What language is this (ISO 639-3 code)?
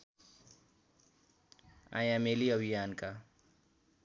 nep